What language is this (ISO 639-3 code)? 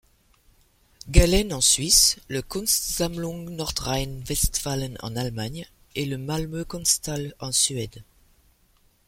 fra